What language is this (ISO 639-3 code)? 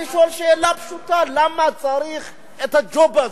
heb